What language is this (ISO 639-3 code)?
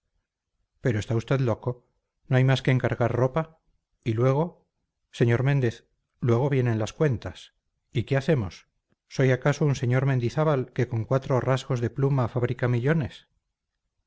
spa